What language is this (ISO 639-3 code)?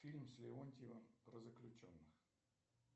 rus